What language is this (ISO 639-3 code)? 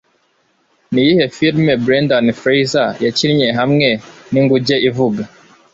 kin